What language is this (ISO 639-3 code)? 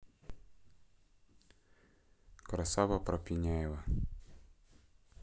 rus